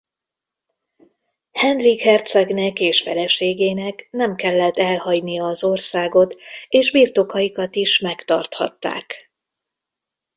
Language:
Hungarian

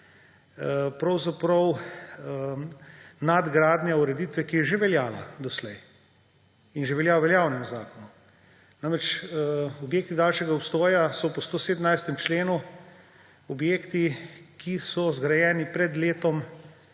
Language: Slovenian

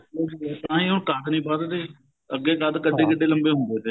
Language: Punjabi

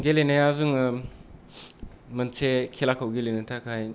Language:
Bodo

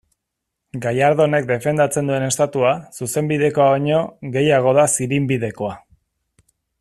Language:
Basque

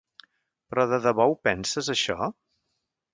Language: Catalan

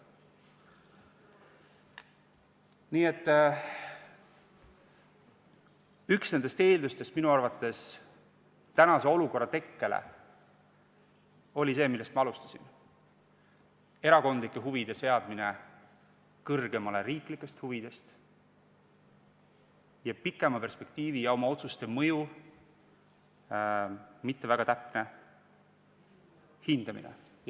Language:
Estonian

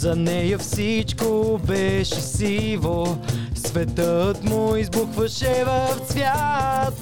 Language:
Bulgarian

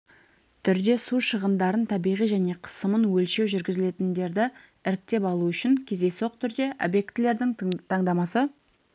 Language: Kazakh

